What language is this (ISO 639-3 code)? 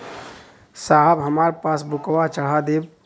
bho